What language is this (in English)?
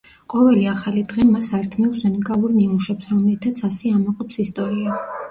Georgian